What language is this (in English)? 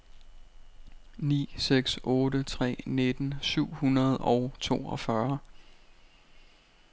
Danish